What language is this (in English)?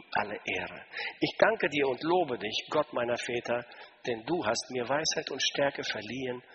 German